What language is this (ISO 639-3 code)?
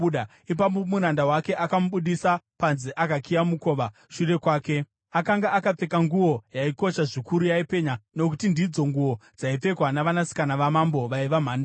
sna